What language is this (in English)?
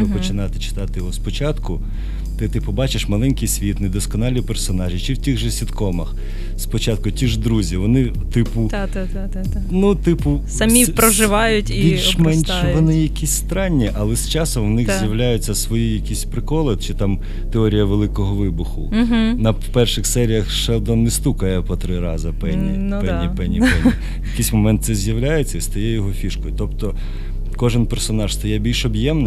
Ukrainian